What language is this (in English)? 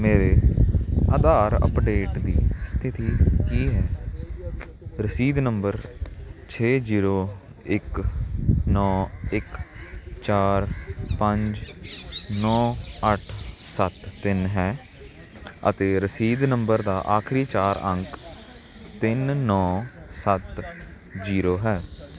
Punjabi